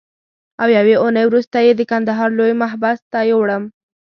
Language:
Pashto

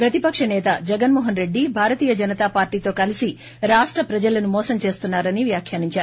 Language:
Telugu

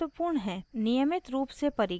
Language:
Hindi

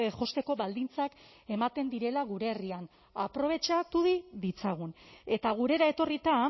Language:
Basque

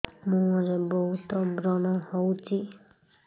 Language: Odia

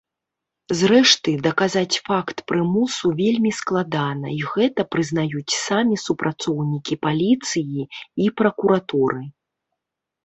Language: Belarusian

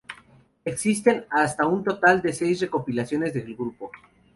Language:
Spanish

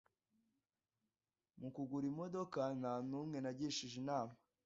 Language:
Kinyarwanda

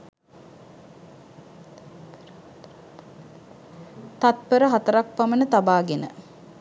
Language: Sinhala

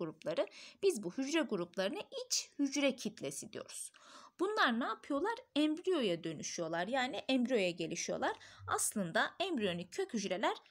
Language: Turkish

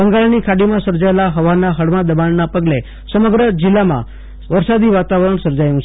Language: Gujarati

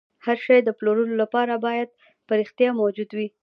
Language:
Pashto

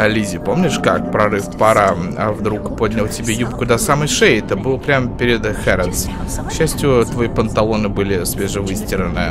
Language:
Russian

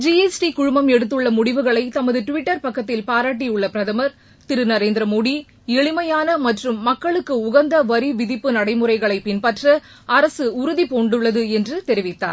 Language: Tamil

